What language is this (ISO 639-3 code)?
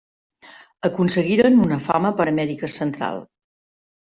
cat